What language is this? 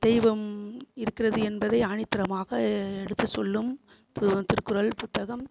Tamil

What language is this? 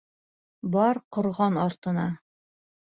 Bashkir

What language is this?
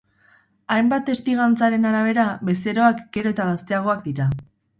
Basque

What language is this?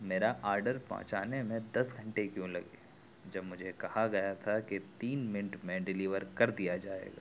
Urdu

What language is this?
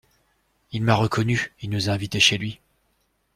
French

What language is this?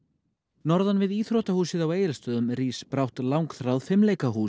Icelandic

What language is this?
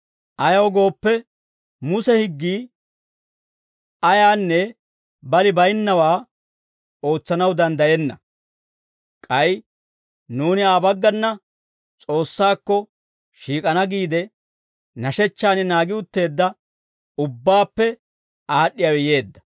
Dawro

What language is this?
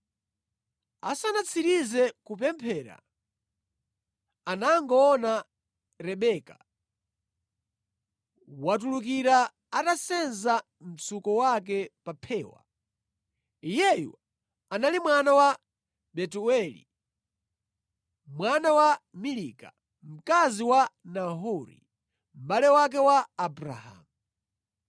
Nyanja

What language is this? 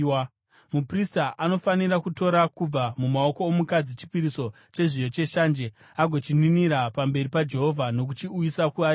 Shona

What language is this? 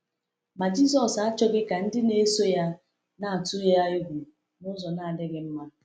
Igbo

